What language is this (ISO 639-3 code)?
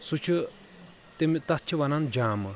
kas